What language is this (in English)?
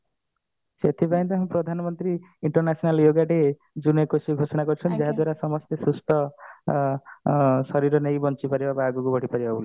Odia